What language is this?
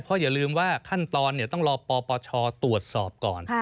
Thai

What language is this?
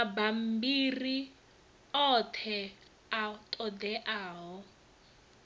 Venda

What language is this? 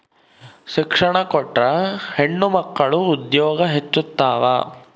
Kannada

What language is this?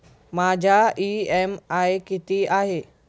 Marathi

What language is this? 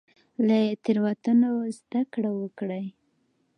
Pashto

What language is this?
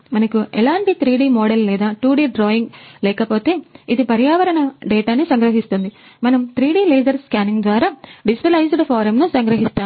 Telugu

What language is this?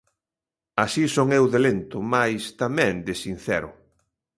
Galician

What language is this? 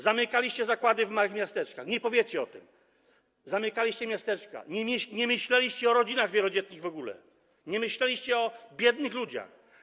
Polish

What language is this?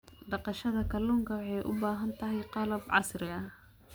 Somali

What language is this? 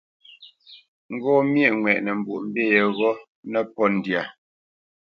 Bamenyam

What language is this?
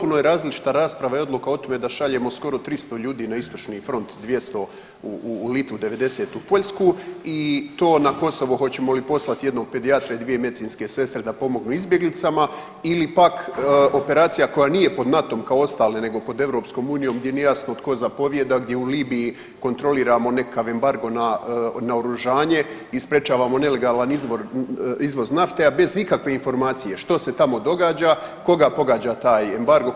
Croatian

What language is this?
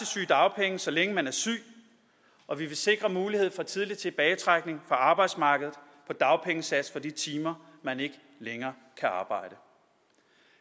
Danish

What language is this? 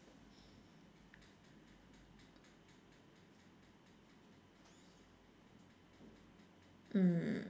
English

